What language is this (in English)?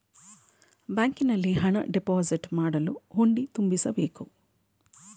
Kannada